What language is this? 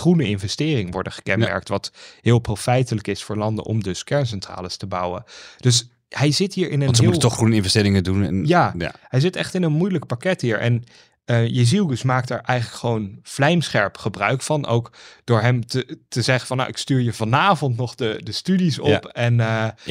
Dutch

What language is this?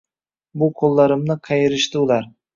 Uzbek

